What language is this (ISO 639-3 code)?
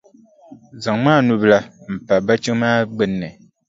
dag